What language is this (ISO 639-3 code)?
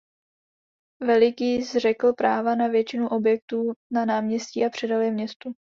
ces